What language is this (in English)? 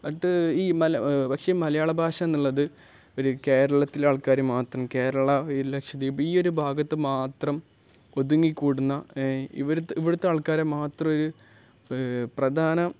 Malayalam